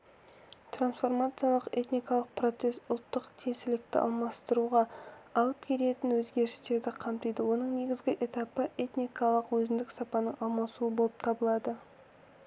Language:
Kazakh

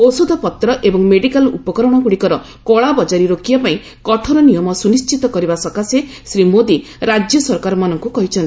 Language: Odia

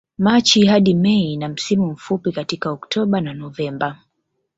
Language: Swahili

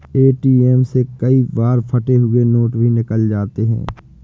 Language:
Hindi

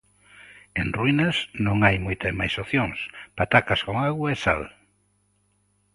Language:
Galician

